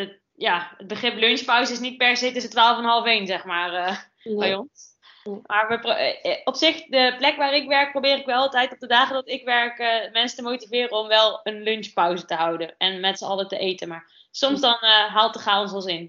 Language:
Dutch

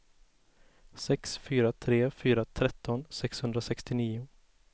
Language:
Swedish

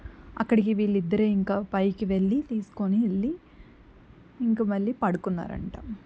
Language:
Telugu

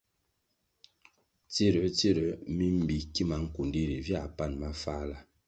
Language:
Kwasio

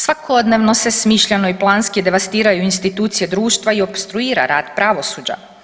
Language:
Croatian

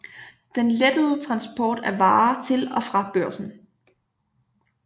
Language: Danish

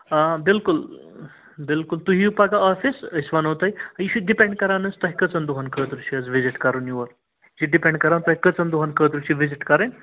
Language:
Kashmiri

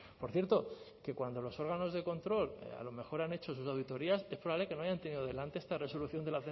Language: Spanish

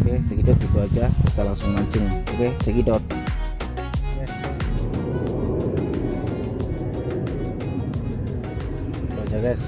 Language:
Indonesian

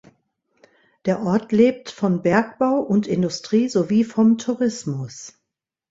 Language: German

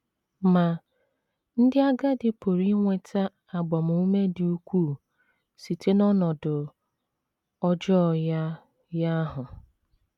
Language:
Igbo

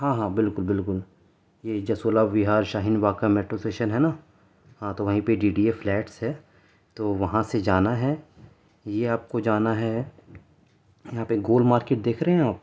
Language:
Urdu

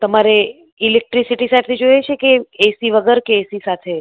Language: Gujarati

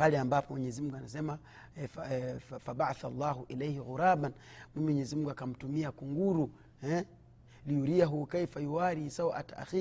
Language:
Swahili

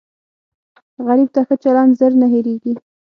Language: Pashto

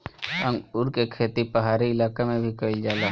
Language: Bhojpuri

